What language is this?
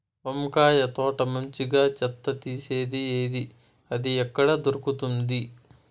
Telugu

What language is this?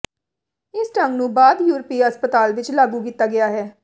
Punjabi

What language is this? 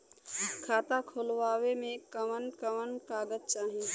Bhojpuri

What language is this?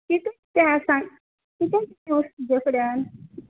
Konkani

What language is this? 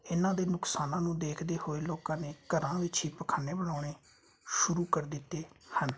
Punjabi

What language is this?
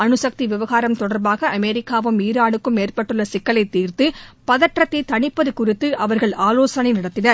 Tamil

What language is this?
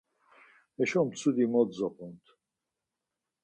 Laz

